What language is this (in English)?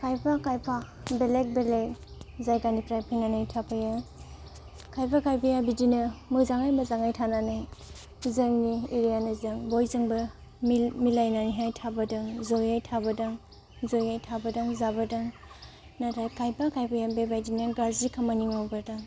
Bodo